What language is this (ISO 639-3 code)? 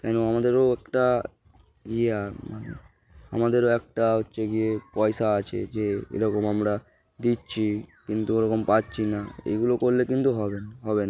ben